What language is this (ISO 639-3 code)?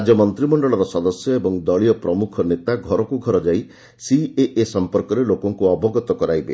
ori